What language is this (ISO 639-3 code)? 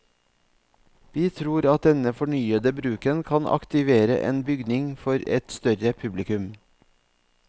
nor